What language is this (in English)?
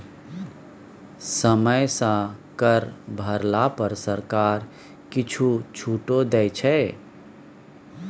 Maithili